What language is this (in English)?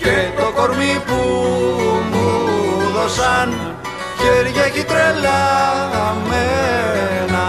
Greek